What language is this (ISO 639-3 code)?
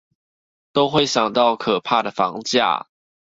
zho